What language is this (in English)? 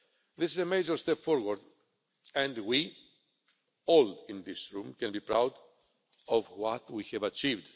English